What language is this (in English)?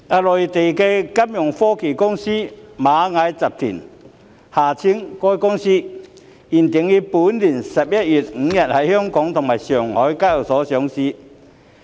Cantonese